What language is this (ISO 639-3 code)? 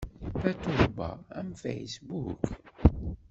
kab